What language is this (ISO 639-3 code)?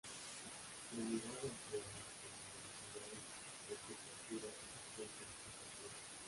spa